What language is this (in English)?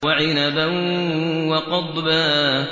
Arabic